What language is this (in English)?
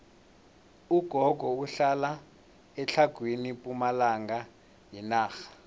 South Ndebele